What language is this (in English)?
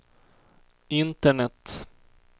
Swedish